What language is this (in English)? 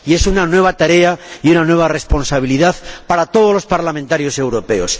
Spanish